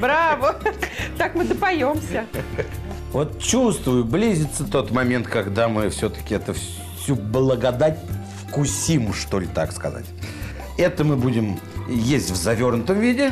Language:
Russian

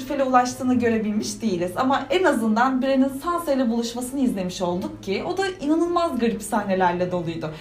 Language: Turkish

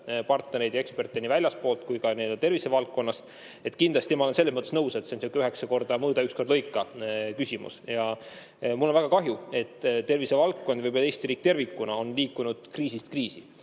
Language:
Estonian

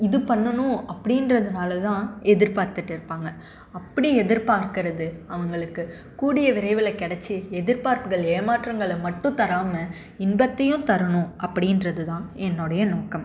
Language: Tamil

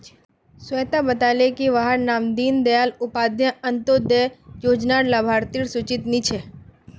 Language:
Magahi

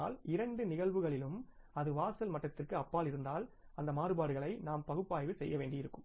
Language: Tamil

